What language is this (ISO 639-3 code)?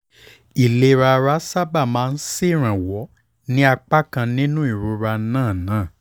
yor